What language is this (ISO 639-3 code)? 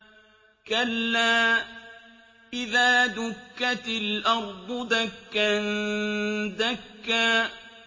ara